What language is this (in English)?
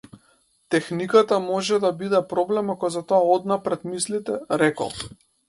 Macedonian